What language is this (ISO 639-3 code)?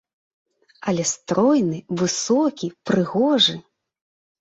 bel